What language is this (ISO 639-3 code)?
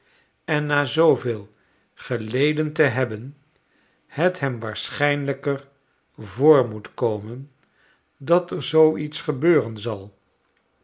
nld